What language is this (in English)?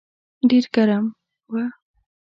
Pashto